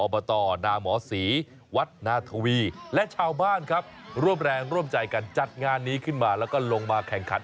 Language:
Thai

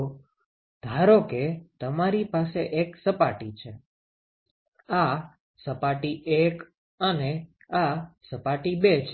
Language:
Gujarati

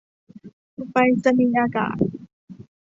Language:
Thai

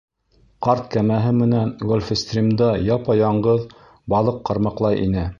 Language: Bashkir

